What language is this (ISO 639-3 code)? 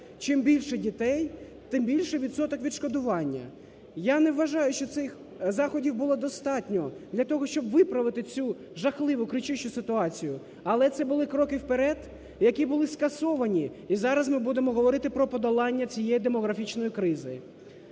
ukr